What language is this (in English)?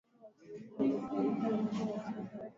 Swahili